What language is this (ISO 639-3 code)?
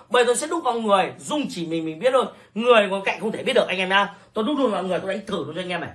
vie